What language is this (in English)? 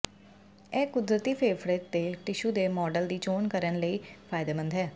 Punjabi